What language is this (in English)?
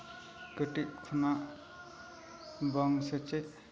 Santali